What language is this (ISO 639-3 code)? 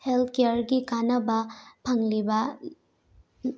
mni